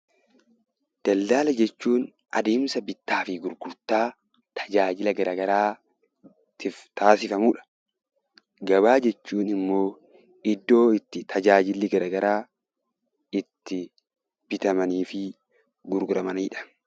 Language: Oromo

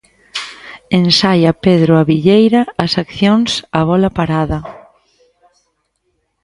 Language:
Galician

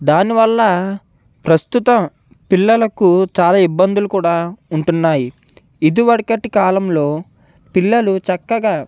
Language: Telugu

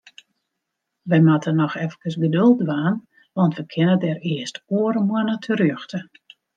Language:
Western Frisian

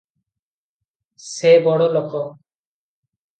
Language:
Odia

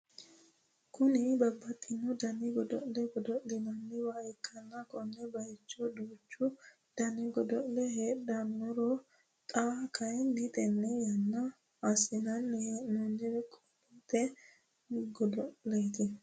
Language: Sidamo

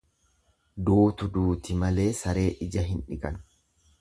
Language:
Oromo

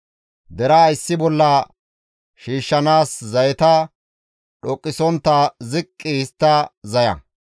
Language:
Gamo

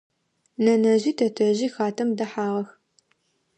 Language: Adyghe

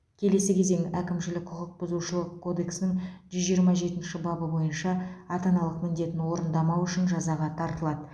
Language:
Kazakh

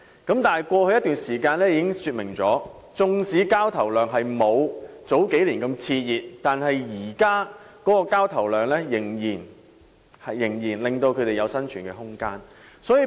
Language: Cantonese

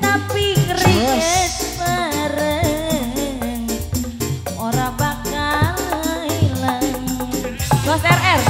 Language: Indonesian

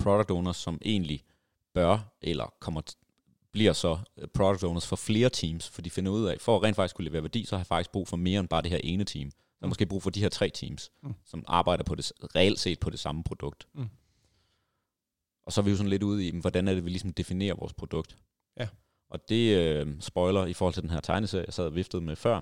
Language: Danish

